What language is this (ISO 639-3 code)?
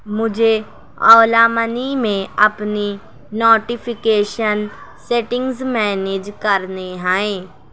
urd